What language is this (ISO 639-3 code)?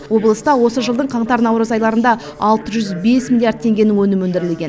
kaz